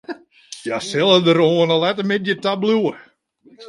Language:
Western Frisian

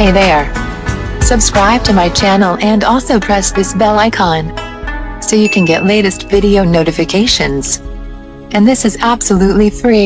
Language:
Urdu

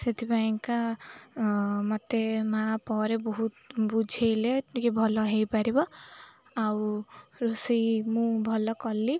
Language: Odia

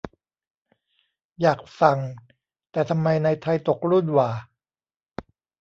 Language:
Thai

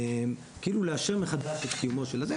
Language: Hebrew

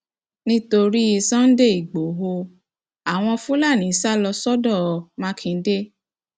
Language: Yoruba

